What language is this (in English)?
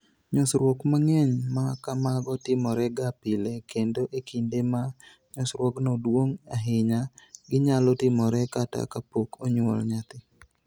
Luo (Kenya and Tanzania)